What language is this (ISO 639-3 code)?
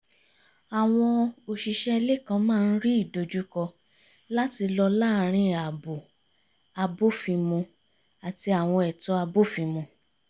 yor